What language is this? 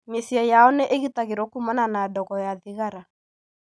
Kikuyu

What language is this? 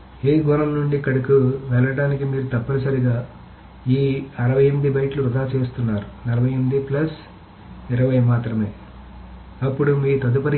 Telugu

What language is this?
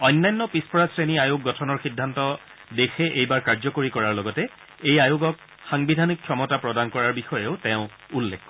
Assamese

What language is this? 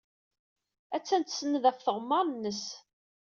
Kabyle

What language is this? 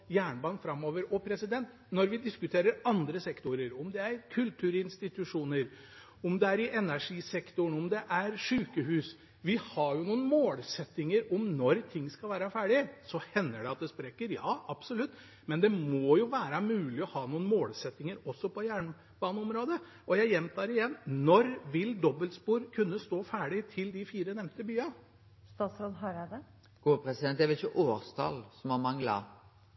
Norwegian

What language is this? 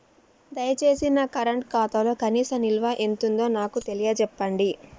Telugu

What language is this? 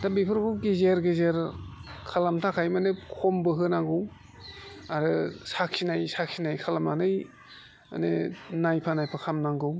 Bodo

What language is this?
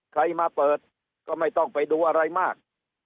Thai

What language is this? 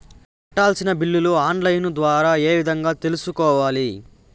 Telugu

